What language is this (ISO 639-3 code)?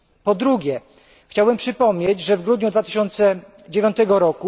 pol